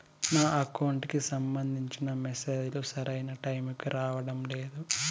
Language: Telugu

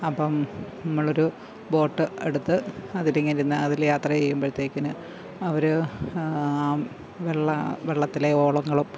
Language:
Malayalam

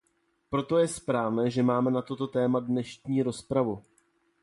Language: Czech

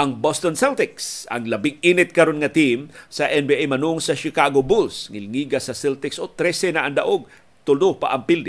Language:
Filipino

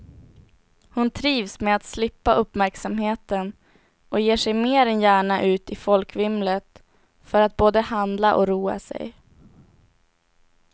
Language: Swedish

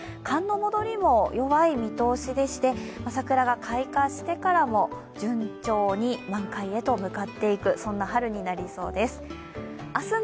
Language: Japanese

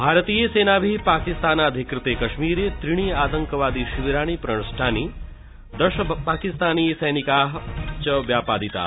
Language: Sanskrit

